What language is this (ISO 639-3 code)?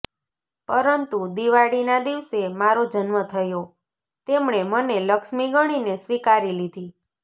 guj